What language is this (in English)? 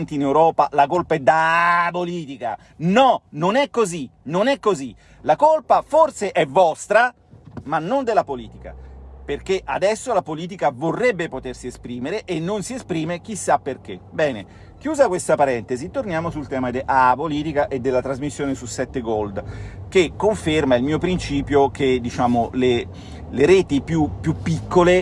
Italian